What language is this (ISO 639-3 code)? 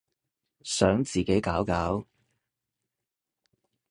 yue